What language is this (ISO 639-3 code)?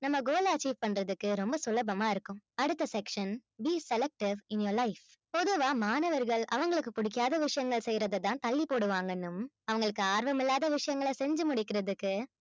tam